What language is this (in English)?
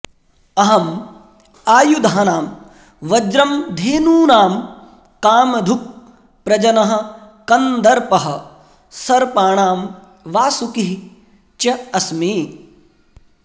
Sanskrit